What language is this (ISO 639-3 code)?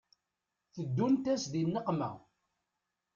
kab